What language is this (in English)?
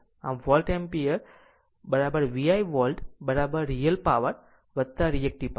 Gujarati